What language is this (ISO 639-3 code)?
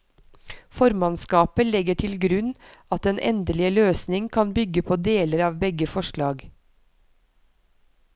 nor